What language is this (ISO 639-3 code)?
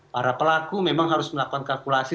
ind